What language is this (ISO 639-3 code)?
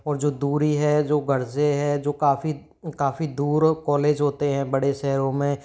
hin